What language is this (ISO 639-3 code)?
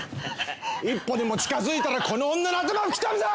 jpn